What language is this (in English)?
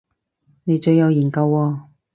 Cantonese